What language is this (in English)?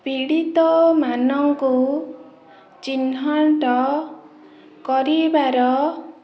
Odia